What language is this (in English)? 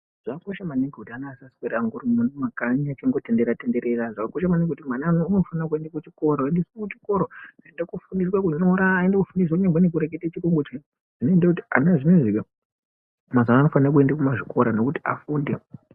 Ndau